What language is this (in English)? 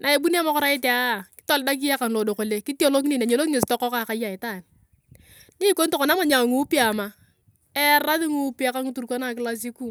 Turkana